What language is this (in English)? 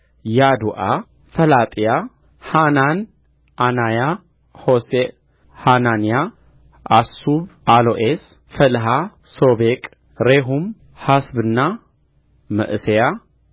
Amharic